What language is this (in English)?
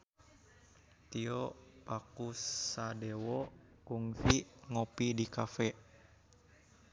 Sundanese